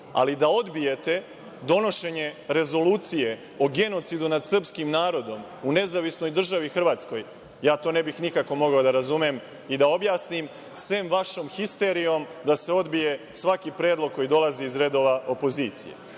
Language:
Serbian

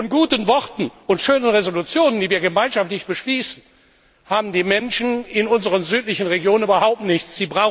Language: German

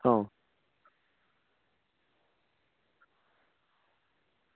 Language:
Gujarati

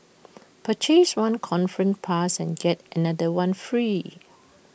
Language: English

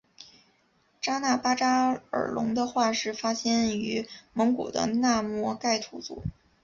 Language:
Chinese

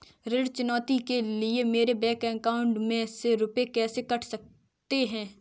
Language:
Hindi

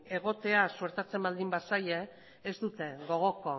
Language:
Basque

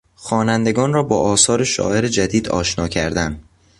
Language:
Persian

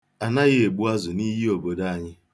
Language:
Igbo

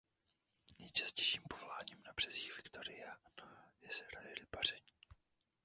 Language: Czech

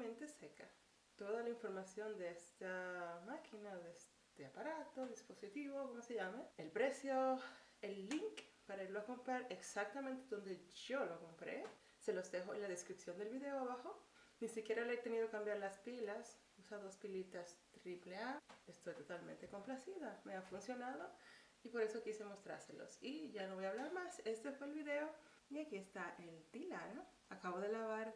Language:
Spanish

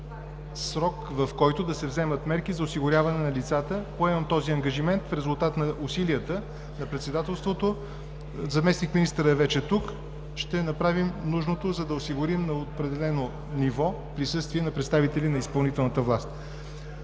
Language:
Bulgarian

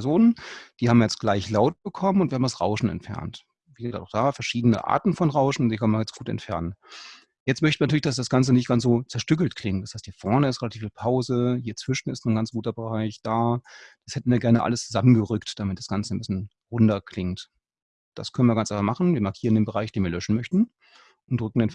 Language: German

